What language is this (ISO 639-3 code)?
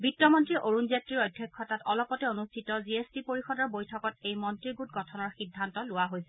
asm